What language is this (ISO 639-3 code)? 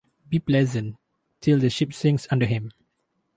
eng